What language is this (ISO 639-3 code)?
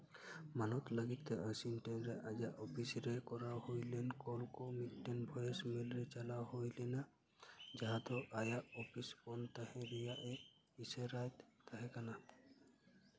sat